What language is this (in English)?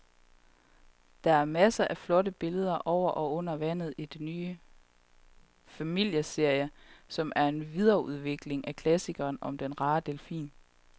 Danish